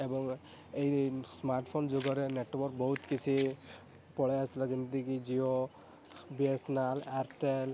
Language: Odia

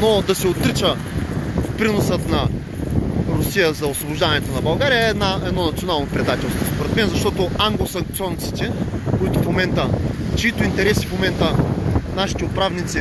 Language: Bulgarian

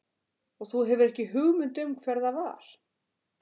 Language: Icelandic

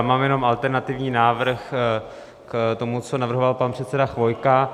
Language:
Czech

